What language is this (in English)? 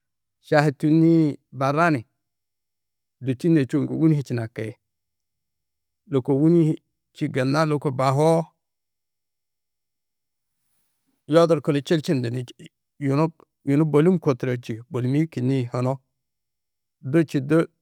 Tedaga